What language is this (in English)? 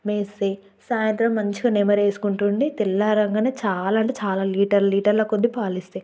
Telugu